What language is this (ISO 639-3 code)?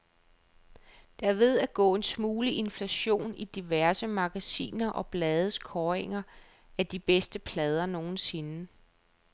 dan